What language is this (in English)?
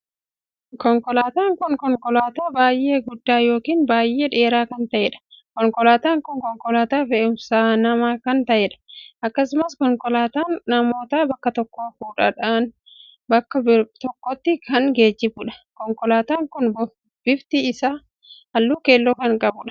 Oromo